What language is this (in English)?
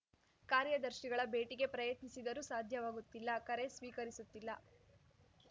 Kannada